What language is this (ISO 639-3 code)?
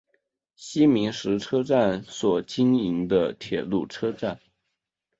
zho